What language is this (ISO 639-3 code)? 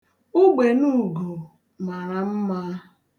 ibo